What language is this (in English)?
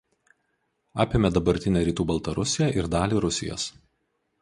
Lithuanian